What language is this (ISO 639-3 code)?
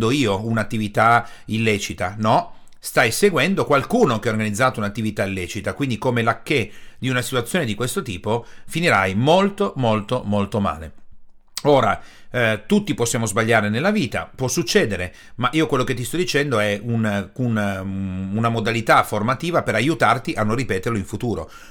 ita